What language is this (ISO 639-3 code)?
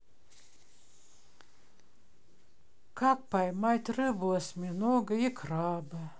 rus